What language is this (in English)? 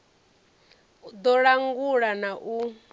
Venda